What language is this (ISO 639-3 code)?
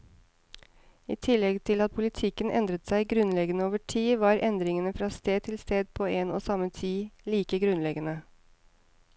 nor